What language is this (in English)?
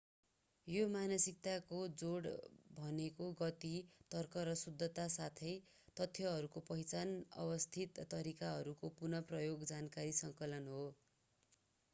Nepali